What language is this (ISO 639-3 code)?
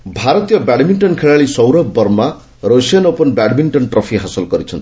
ori